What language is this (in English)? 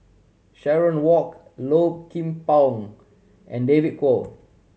English